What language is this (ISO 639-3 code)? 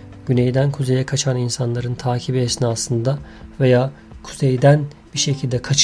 tur